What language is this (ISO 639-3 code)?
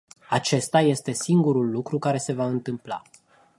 ron